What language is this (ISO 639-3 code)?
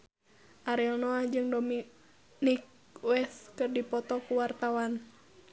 sun